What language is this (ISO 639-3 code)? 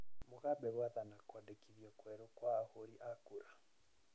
kik